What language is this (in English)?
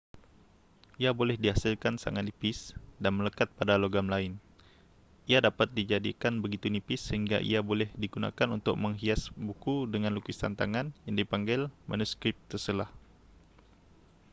Malay